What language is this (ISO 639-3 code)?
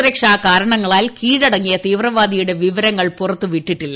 mal